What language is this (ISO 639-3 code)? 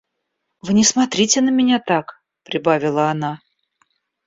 rus